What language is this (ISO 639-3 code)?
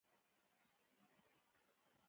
pus